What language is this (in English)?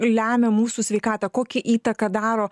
Lithuanian